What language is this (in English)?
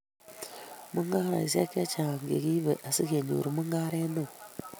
Kalenjin